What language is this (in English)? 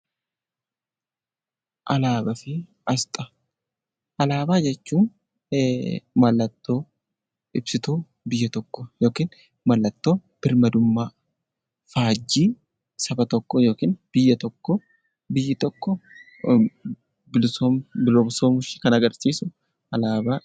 Oromo